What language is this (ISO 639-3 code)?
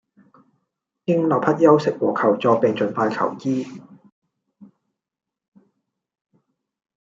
yue